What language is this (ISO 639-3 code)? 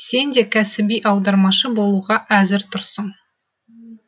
kaz